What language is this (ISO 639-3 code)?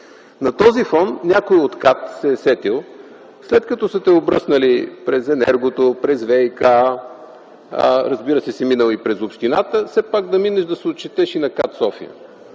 bul